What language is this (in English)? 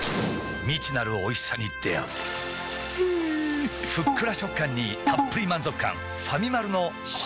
Japanese